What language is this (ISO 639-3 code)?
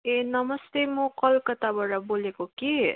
nep